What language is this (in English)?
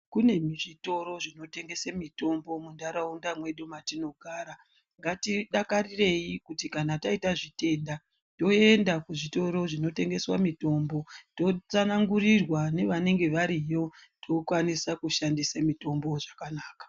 Ndau